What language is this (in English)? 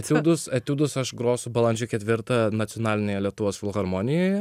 Lithuanian